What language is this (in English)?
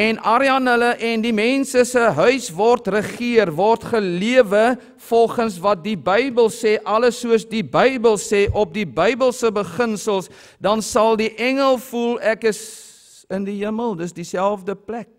Dutch